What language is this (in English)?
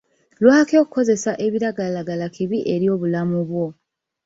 Ganda